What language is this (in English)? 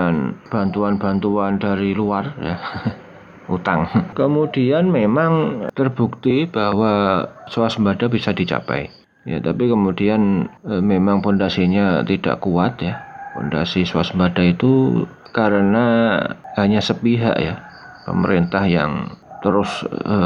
Indonesian